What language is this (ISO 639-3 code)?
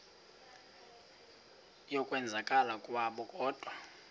xho